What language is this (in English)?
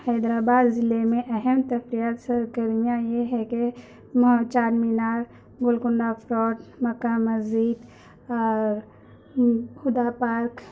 Urdu